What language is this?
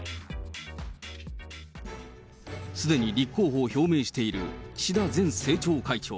Japanese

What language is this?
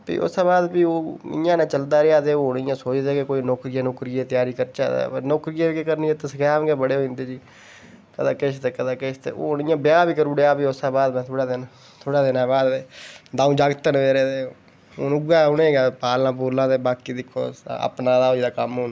Dogri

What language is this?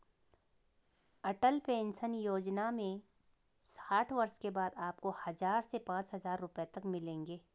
Hindi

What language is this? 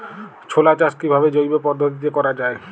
Bangla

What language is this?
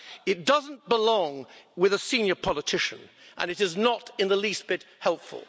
English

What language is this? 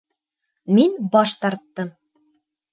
Bashkir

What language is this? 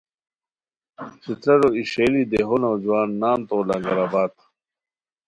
Khowar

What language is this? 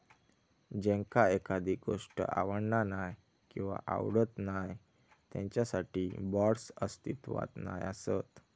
Marathi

